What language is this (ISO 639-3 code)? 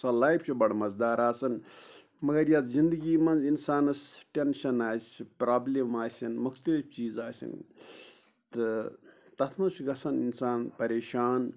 kas